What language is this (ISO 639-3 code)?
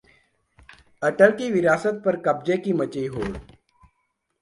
hin